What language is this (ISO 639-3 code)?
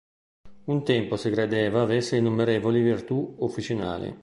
ita